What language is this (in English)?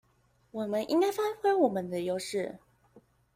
Chinese